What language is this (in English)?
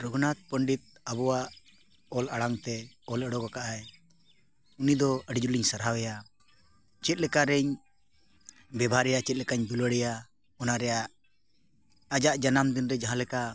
Santali